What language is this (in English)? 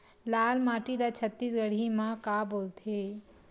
Chhattisgarhi